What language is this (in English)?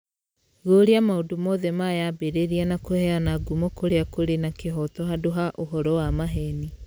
Kikuyu